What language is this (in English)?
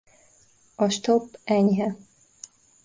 Hungarian